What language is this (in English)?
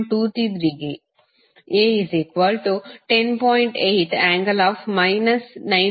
Kannada